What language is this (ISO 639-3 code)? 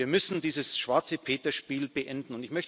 deu